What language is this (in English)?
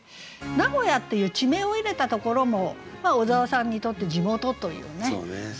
Japanese